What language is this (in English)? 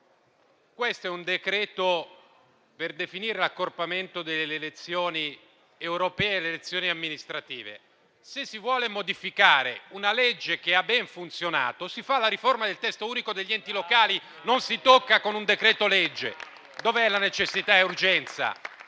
Italian